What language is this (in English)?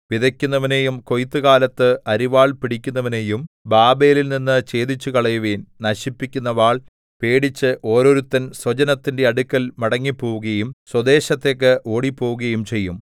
Malayalam